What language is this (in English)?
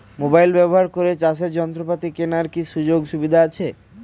Bangla